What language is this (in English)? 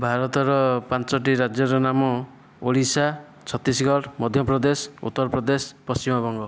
Odia